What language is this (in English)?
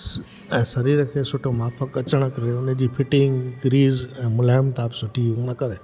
Sindhi